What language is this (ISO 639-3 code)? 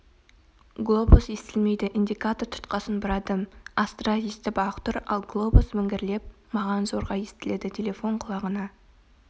kaz